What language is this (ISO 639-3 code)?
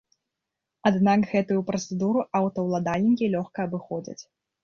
bel